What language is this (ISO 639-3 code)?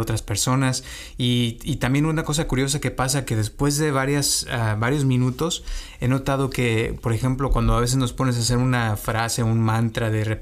spa